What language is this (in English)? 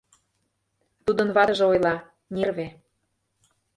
Mari